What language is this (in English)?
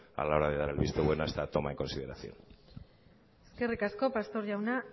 Spanish